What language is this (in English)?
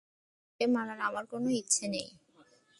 Bangla